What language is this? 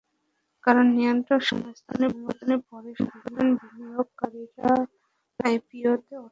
Bangla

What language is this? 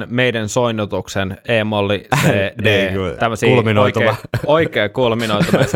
Finnish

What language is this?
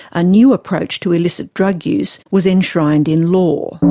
English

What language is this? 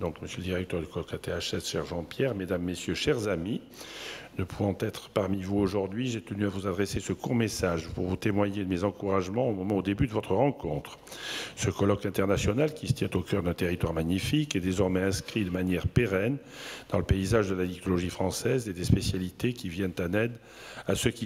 French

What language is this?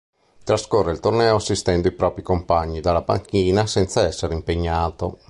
Italian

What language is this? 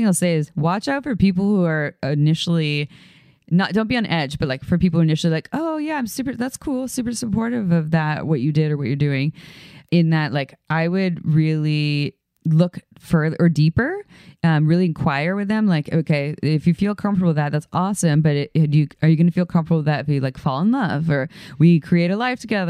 English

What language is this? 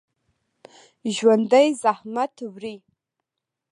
Pashto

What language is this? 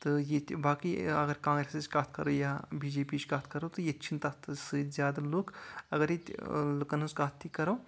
Kashmiri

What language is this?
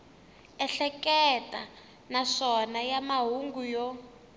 Tsonga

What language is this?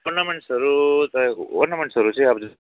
Nepali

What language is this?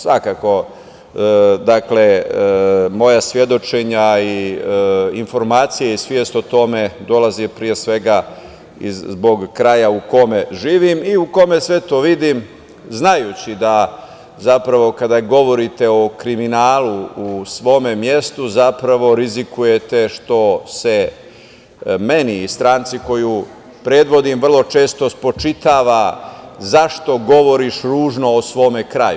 Serbian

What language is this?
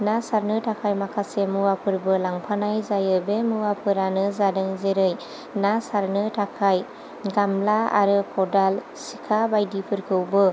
Bodo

